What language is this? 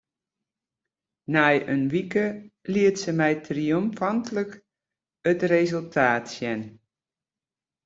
Western Frisian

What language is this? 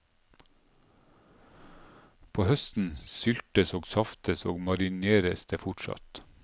Norwegian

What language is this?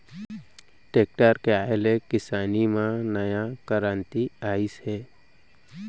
Chhattisgarhi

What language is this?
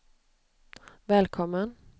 Swedish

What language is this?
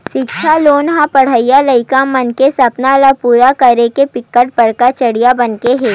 Chhattisgarhi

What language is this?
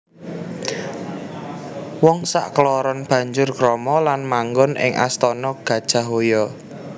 Javanese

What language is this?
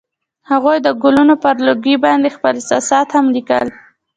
Pashto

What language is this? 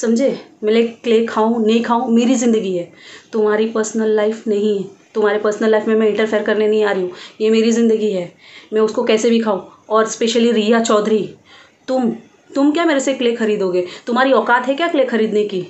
Hindi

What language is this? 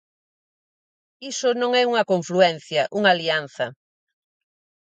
Galician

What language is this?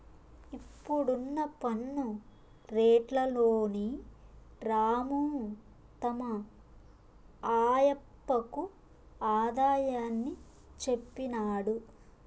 Telugu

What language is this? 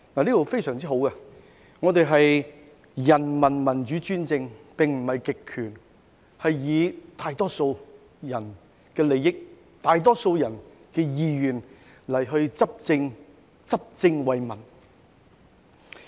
Cantonese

